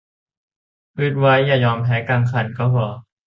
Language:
Thai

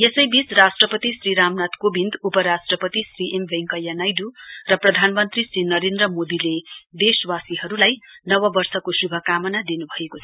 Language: Nepali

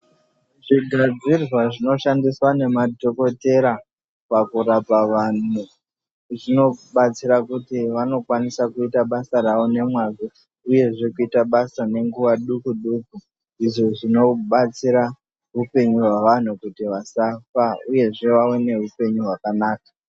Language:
Ndau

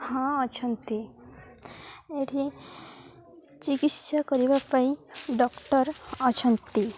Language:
Odia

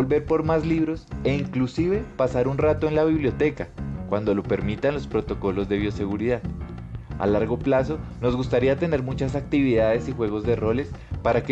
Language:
Spanish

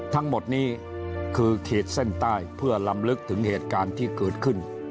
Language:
Thai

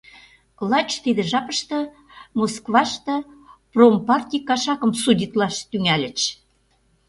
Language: Mari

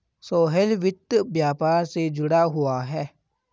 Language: Hindi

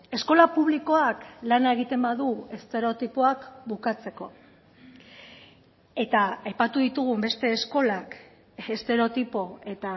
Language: Basque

